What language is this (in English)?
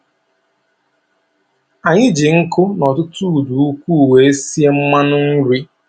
Igbo